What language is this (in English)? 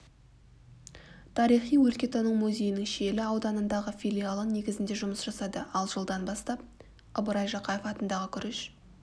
Kazakh